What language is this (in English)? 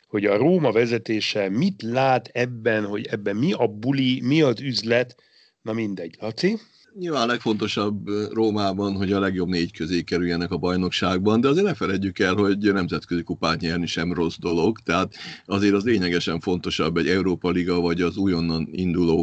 Hungarian